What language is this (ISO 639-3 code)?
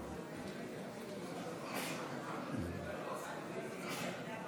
heb